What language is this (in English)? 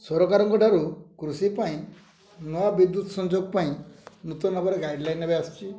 Odia